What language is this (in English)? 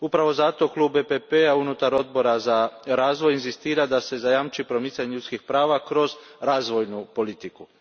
Croatian